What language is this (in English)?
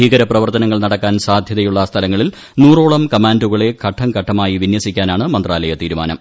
Malayalam